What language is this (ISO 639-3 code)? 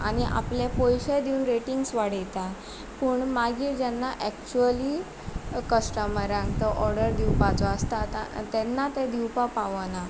kok